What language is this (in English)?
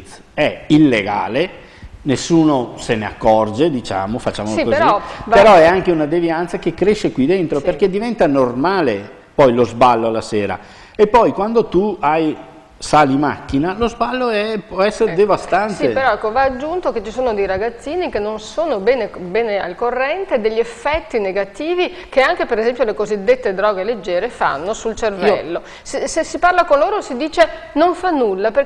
Italian